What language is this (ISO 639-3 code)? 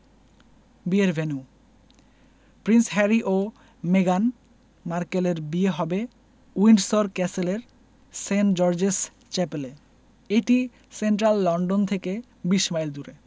ben